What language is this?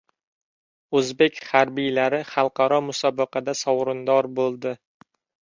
Uzbek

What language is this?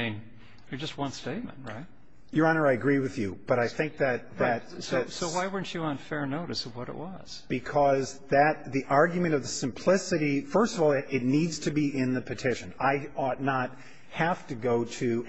English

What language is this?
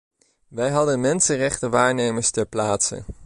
Dutch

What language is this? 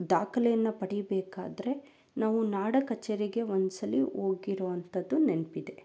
Kannada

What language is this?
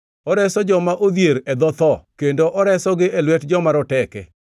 Luo (Kenya and Tanzania)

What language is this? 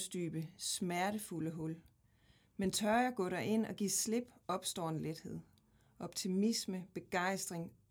Danish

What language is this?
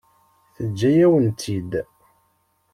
Kabyle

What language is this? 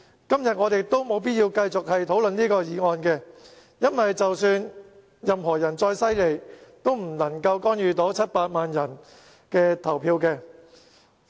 Cantonese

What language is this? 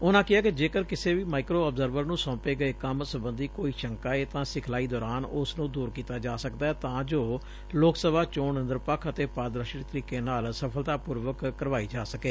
Punjabi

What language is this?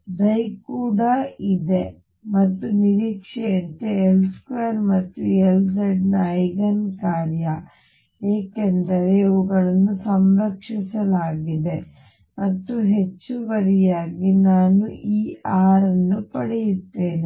Kannada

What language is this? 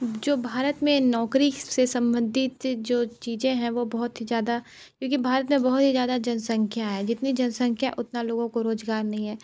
Hindi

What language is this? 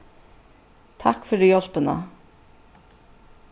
Faroese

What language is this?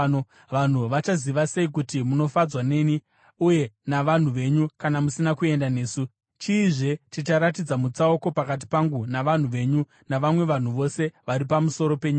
Shona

